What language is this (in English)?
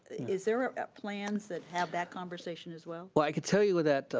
English